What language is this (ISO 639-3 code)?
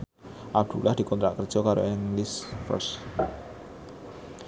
jav